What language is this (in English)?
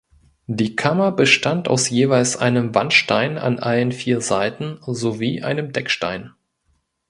German